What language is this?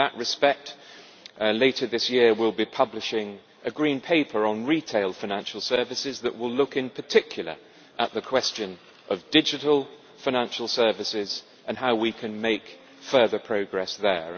English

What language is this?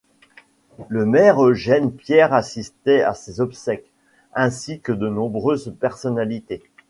French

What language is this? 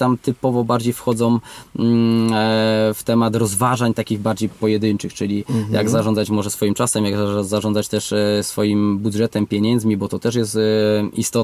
Polish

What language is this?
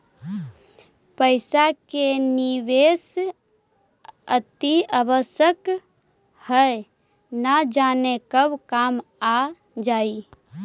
Magahi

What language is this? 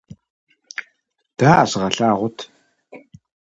Kabardian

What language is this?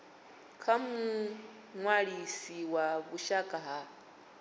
Venda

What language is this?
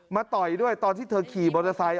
Thai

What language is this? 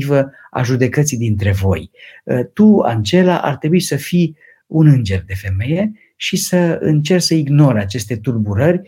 Romanian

